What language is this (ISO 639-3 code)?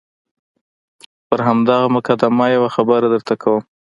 pus